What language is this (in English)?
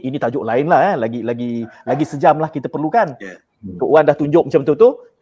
Malay